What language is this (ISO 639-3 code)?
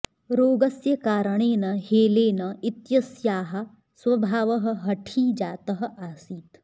san